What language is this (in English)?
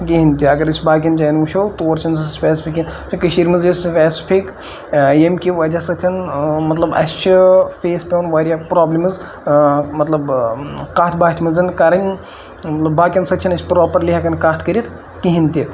Kashmiri